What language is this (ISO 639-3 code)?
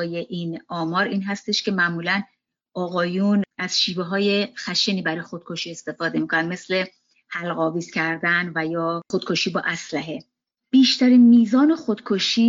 fas